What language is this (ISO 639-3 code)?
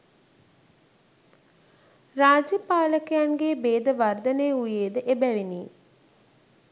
sin